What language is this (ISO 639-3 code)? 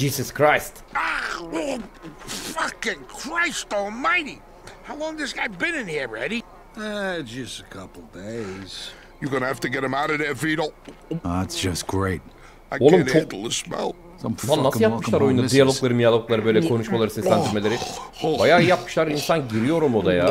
tur